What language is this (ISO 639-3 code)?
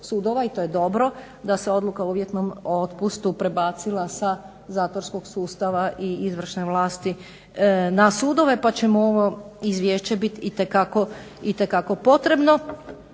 hrv